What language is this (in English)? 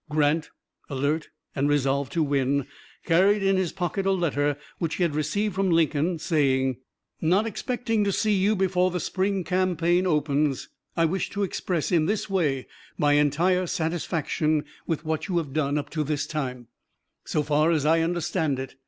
English